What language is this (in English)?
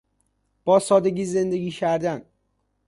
Persian